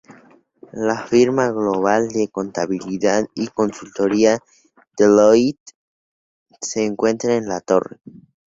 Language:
Spanish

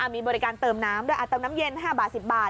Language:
Thai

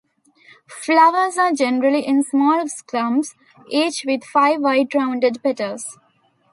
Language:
English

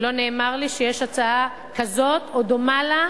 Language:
Hebrew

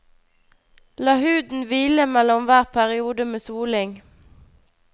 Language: Norwegian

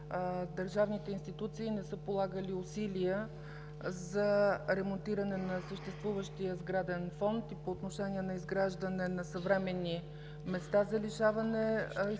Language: Bulgarian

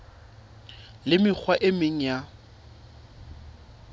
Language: Southern Sotho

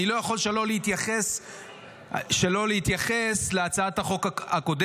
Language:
Hebrew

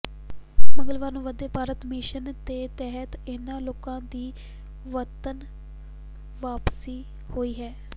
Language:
Punjabi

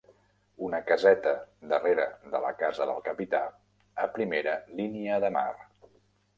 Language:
Catalan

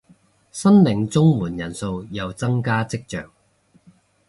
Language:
Cantonese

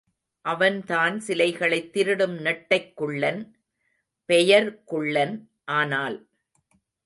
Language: Tamil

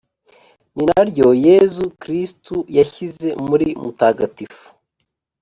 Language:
Kinyarwanda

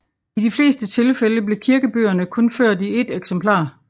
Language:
Danish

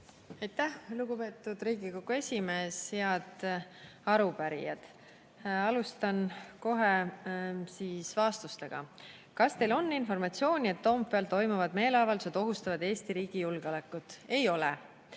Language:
Estonian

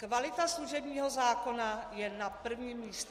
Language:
Czech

